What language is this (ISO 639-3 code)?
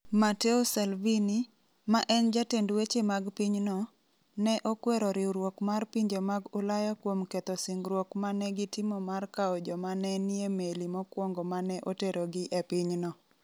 luo